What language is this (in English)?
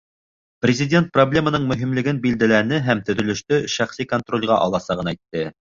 Bashkir